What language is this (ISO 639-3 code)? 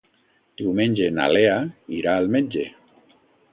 cat